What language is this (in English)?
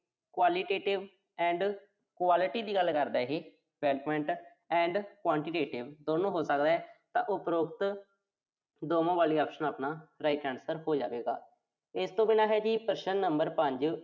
Punjabi